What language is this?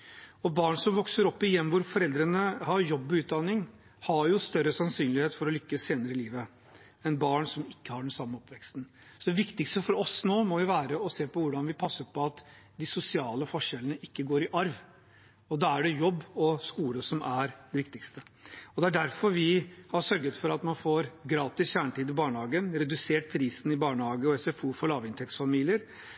Norwegian Bokmål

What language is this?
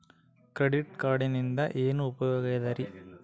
Kannada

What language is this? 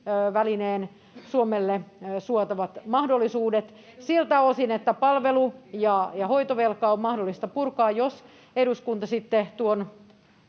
Finnish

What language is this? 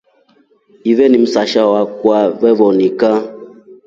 Rombo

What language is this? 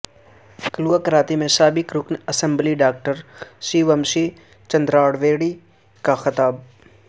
Urdu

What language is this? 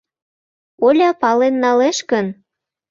Mari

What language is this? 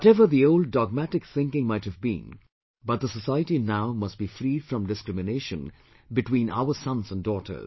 English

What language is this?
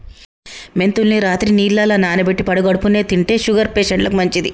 Telugu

